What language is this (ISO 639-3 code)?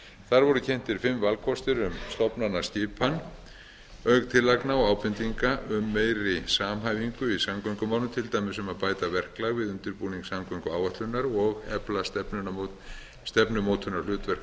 isl